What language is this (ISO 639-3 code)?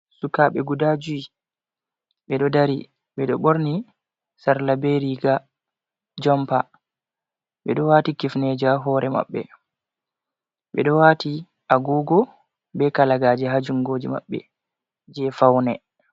ful